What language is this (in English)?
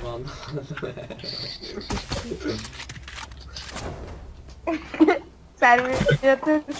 Turkish